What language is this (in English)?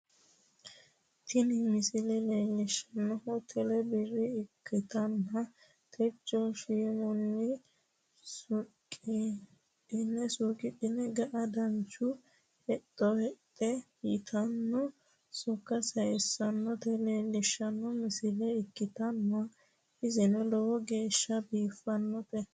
Sidamo